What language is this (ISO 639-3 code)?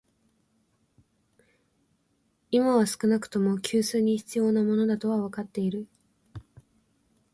jpn